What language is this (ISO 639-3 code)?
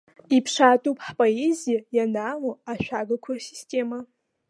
abk